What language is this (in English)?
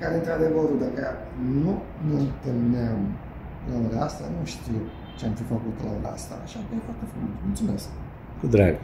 Romanian